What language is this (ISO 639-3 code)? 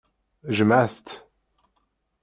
kab